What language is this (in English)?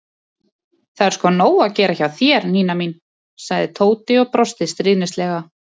Icelandic